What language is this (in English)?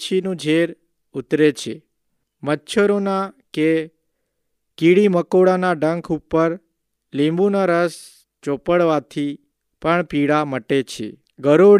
Hindi